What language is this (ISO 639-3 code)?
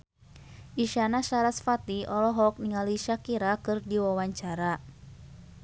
sun